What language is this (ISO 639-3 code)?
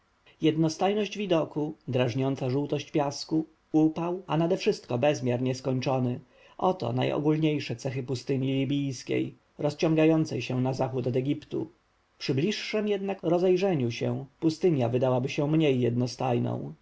pol